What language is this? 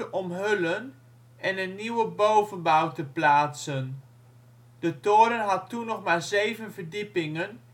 Dutch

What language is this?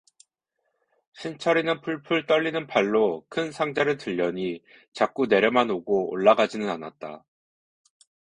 Korean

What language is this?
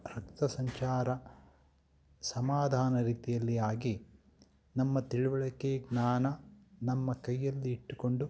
Kannada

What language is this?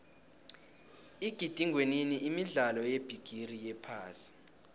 South Ndebele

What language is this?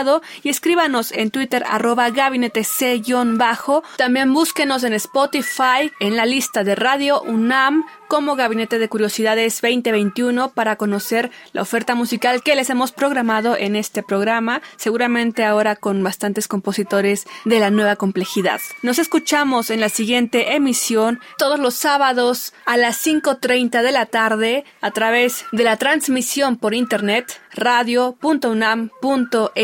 Spanish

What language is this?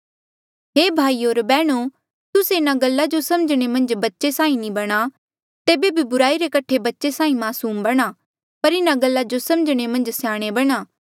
Mandeali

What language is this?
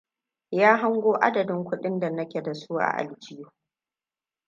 Hausa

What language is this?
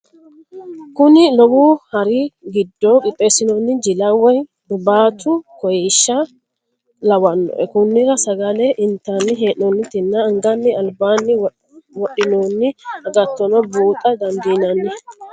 Sidamo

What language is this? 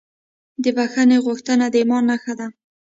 Pashto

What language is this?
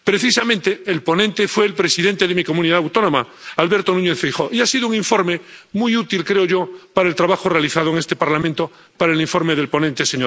Spanish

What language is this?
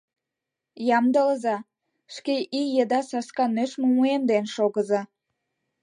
Mari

